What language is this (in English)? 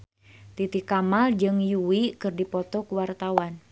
Sundanese